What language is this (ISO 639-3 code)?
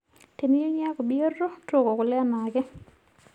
mas